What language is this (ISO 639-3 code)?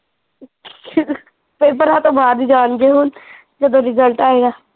pan